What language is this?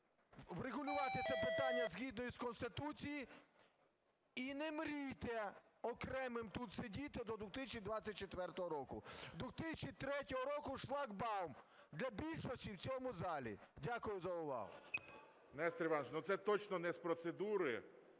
Ukrainian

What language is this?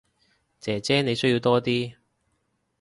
Cantonese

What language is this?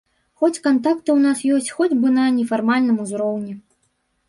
Belarusian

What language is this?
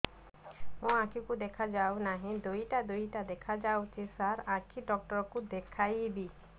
Odia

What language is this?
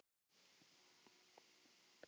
Icelandic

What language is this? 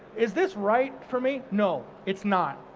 English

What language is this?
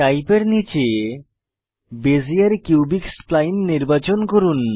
Bangla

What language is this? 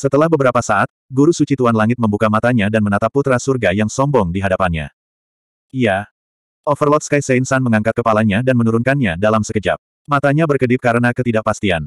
Indonesian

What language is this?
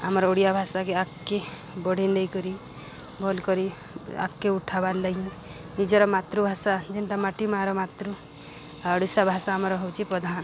Odia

